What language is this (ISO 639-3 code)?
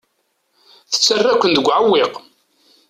kab